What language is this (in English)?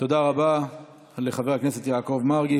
Hebrew